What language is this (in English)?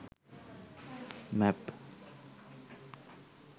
Sinhala